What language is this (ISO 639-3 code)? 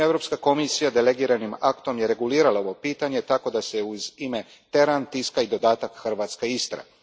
hrv